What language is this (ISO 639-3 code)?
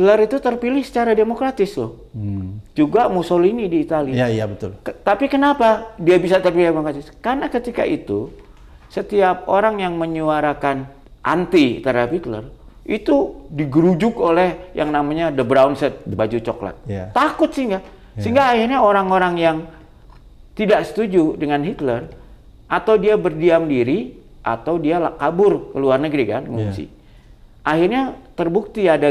ind